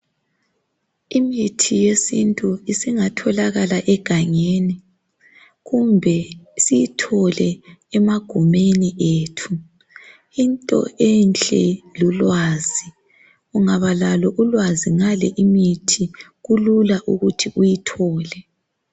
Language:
North Ndebele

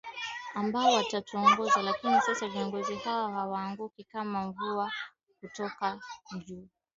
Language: Swahili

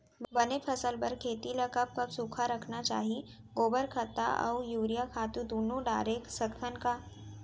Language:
Chhattisgarhi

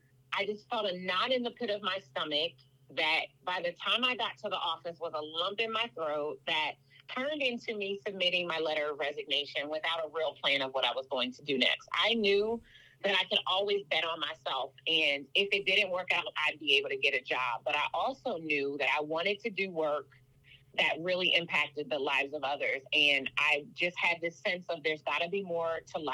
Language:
English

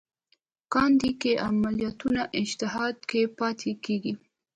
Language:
Pashto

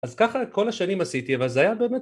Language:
Hebrew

